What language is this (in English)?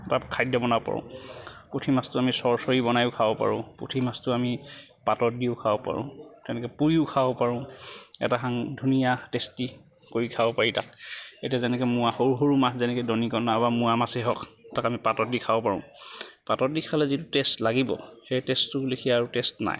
Assamese